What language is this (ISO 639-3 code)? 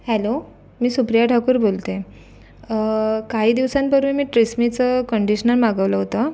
mar